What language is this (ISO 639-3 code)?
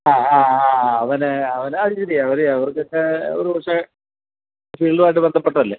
mal